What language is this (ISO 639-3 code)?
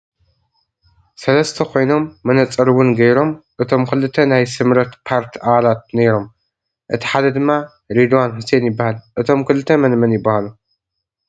tir